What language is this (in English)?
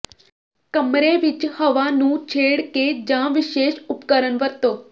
Punjabi